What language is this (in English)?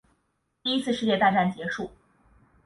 Chinese